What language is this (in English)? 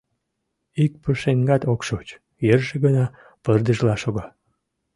Mari